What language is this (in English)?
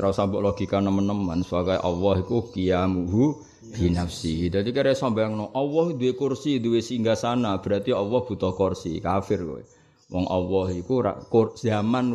Indonesian